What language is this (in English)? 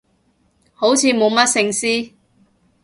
Cantonese